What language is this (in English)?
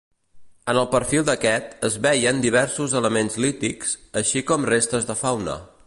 Catalan